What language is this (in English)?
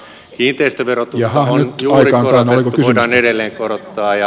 Finnish